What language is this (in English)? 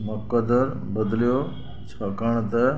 Sindhi